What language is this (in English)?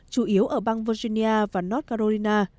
Vietnamese